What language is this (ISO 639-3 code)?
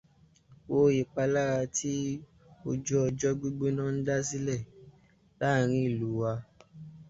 yor